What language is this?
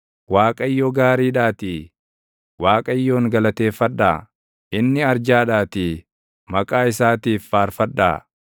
Oromo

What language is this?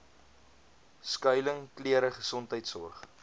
Afrikaans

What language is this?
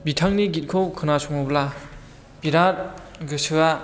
Bodo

